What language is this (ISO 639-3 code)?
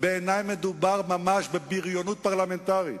heb